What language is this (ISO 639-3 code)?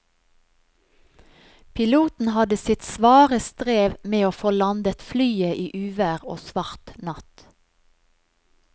nor